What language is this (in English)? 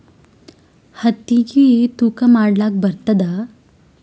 Kannada